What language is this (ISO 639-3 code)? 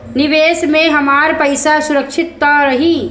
bho